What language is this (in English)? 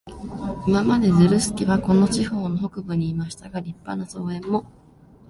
Japanese